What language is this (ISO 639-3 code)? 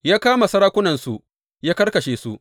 hau